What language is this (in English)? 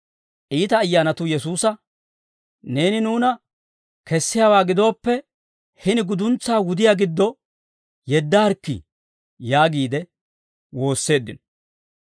Dawro